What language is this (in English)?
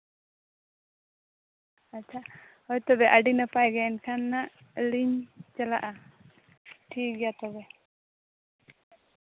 Santali